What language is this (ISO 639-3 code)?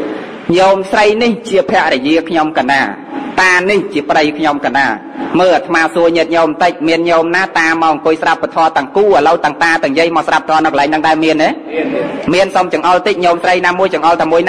tha